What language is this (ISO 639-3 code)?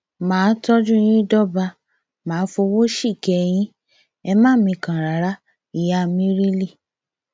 yor